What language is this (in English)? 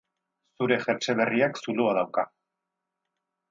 Basque